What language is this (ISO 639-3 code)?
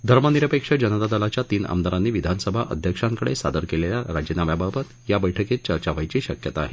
mar